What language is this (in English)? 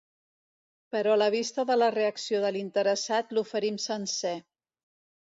Catalan